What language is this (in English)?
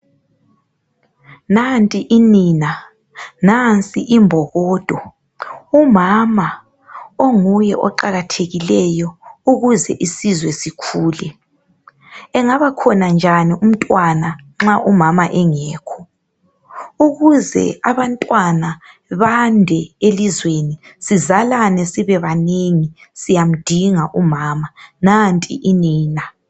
North Ndebele